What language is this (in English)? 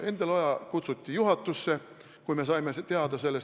Estonian